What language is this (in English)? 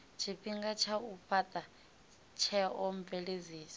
Venda